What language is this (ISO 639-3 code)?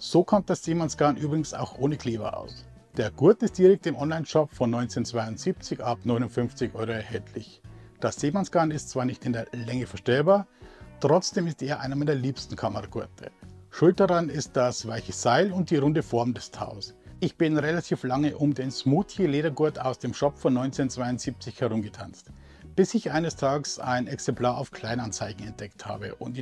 deu